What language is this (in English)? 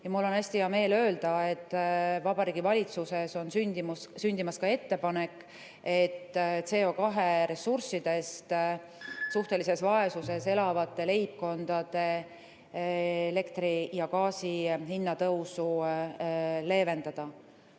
Estonian